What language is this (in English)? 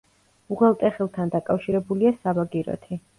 Georgian